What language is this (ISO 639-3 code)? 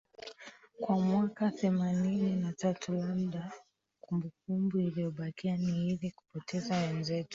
swa